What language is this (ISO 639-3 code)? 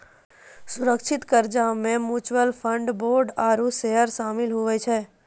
mai